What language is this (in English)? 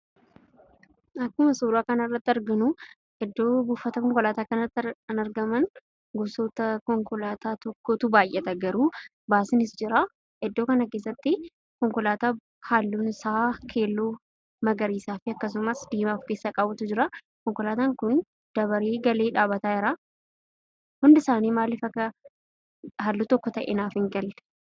Oromo